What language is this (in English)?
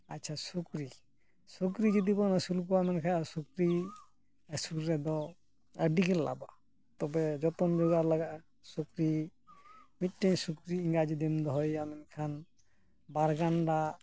Santali